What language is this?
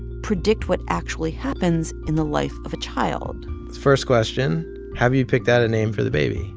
English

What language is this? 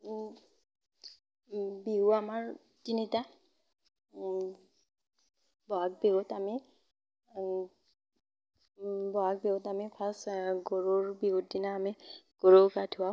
Assamese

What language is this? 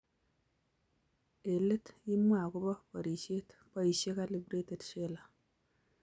Kalenjin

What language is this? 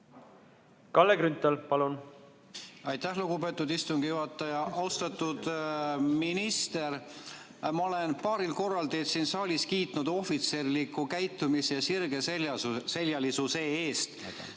Estonian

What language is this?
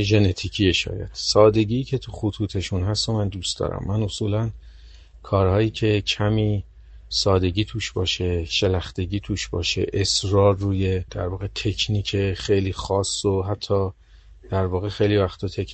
Persian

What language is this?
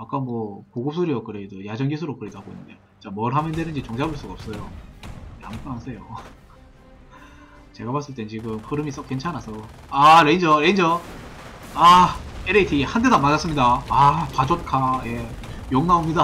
Korean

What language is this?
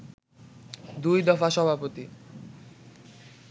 Bangla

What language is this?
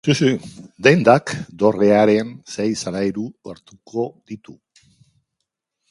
Basque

